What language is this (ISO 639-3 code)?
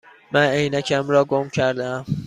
fas